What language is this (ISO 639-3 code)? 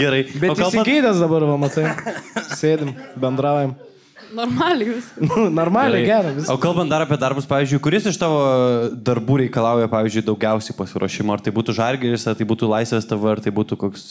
lit